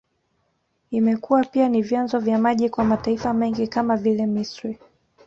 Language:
Swahili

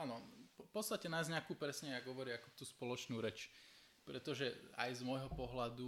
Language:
Slovak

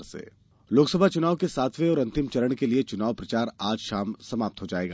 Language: Hindi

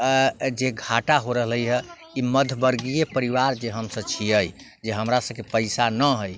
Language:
Maithili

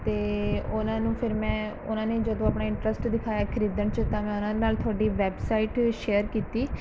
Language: Punjabi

